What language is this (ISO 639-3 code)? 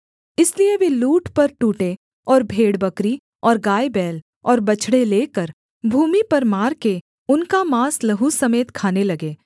hin